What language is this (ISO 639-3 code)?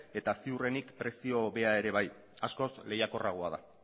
eus